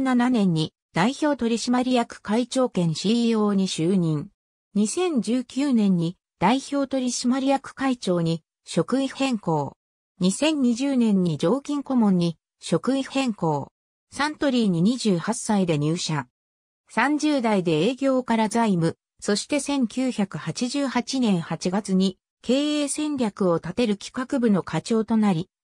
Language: Japanese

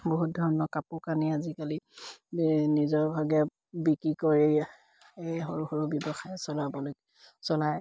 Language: Assamese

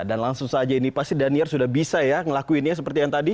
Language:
Indonesian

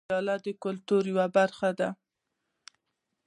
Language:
Pashto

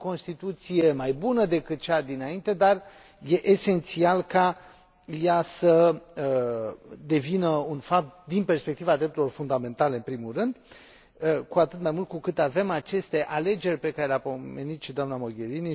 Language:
Romanian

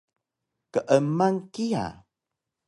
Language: Taroko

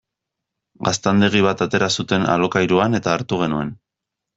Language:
Basque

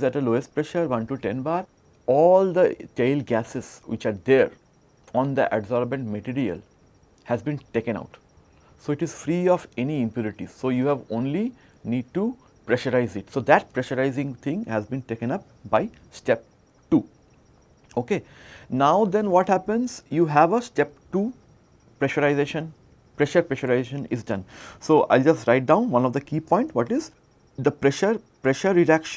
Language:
English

